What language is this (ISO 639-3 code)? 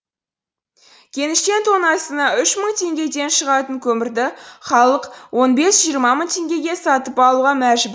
kaz